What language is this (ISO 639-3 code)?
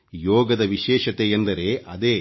kan